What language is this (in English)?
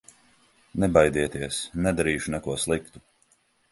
Latvian